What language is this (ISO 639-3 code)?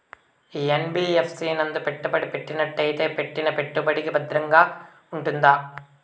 tel